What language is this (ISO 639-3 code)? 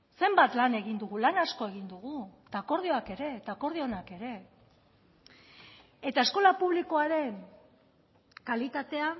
eus